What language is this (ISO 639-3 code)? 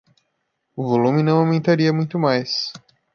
por